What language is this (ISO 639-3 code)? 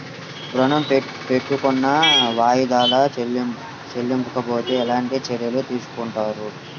tel